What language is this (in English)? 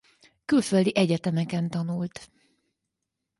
Hungarian